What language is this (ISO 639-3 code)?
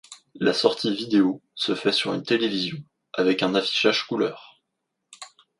fra